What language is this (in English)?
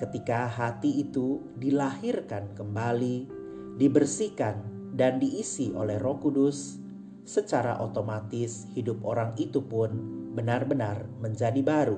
Indonesian